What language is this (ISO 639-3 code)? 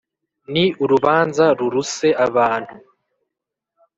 kin